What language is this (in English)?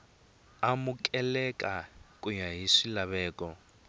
Tsonga